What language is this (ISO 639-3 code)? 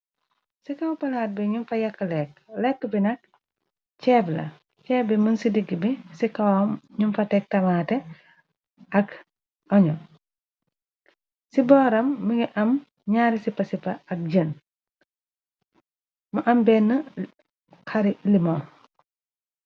wol